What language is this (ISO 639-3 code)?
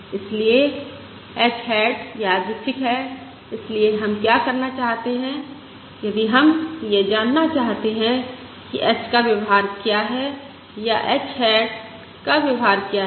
hin